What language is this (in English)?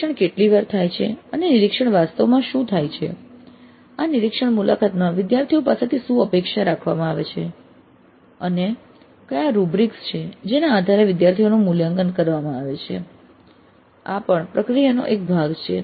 Gujarati